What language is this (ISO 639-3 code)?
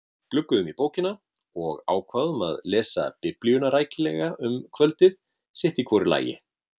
isl